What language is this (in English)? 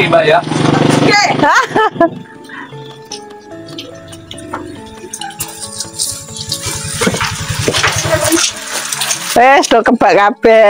Indonesian